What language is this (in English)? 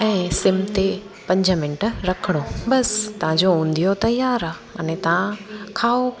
Sindhi